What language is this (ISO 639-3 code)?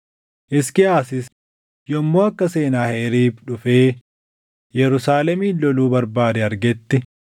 orm